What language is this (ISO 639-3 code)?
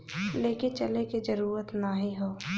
bho